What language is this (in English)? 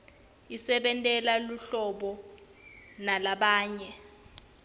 Swati